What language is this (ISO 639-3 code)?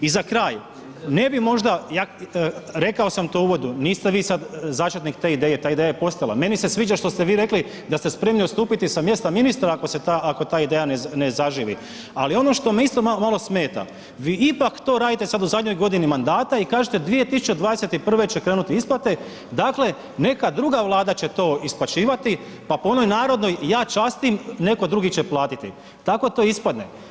hrv